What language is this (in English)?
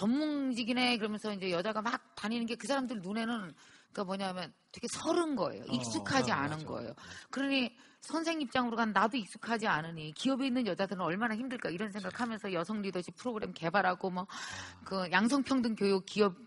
Korean